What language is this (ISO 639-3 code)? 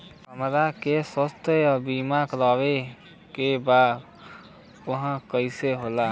bho